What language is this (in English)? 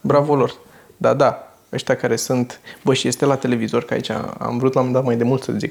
Romanian